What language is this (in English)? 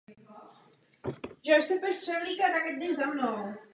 Czech